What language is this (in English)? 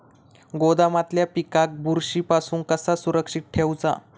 Marathi